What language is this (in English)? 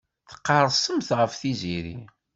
Kabyle